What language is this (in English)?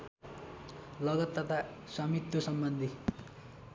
Nepali